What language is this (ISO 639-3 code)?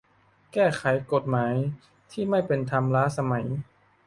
tha